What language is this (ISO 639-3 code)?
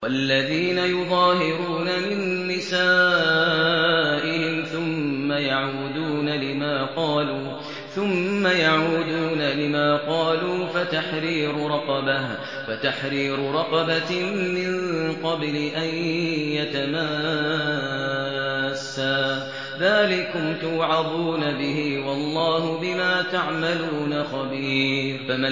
ara